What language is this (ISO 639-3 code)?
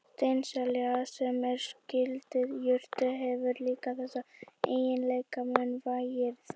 isl